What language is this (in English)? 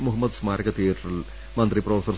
Malayalam